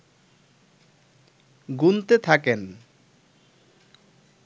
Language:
Bangla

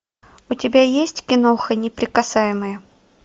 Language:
Russian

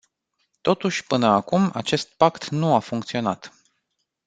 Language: Romanian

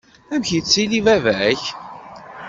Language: Kabyle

